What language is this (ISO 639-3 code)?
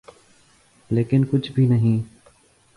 urd